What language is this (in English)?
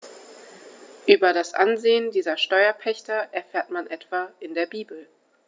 German